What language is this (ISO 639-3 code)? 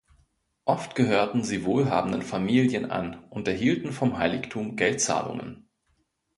deu